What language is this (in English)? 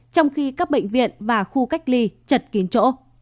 Vietnamese